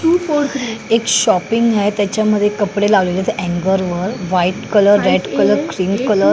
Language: Marathi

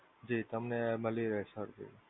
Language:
Gujarati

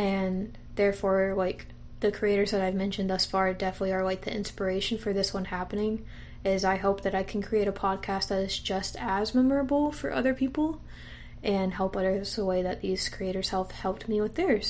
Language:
English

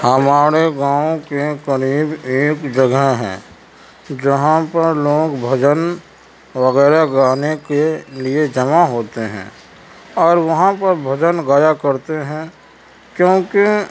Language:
Urdu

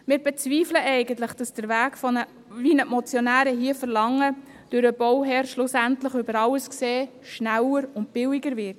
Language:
Swiss German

